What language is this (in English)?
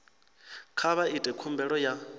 Venda